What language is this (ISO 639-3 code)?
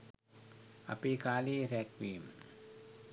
sin